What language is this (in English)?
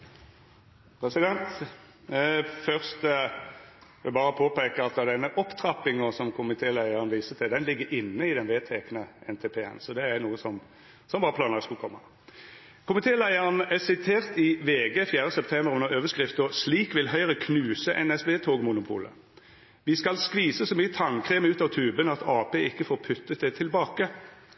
Norwegian